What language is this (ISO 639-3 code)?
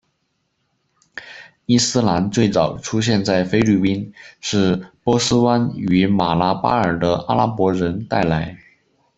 zho